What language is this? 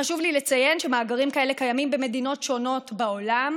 Hebrew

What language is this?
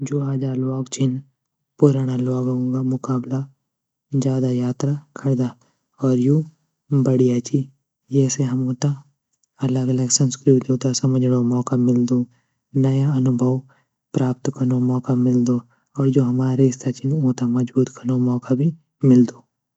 Garhwali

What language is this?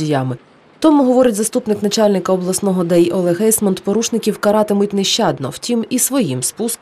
Ukrainian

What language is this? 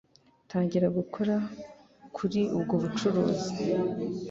Kinyarwanda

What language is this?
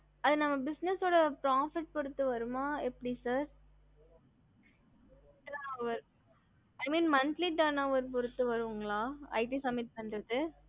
Tamil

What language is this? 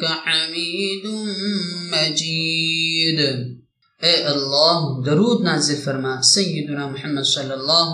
Arabic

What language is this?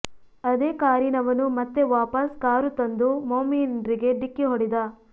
Kannada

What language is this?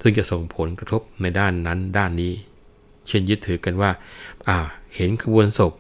Thai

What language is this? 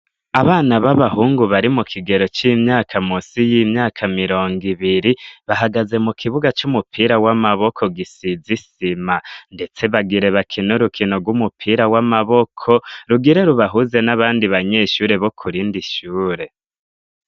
Rundi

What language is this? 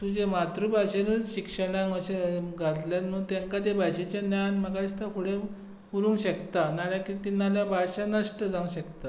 Konkani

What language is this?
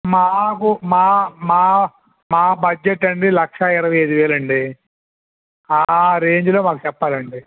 Telugu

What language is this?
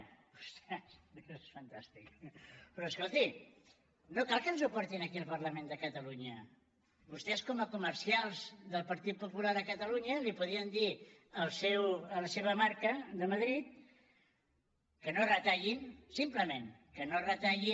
Catalan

